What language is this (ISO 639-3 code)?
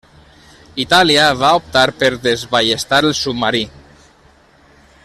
cat